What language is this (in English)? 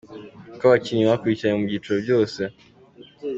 Kinyarwanda